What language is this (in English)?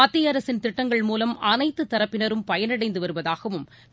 Tamil